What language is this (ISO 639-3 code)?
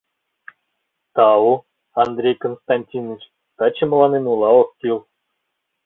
chm